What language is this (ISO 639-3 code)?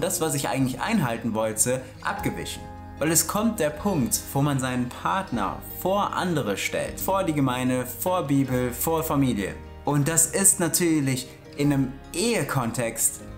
deu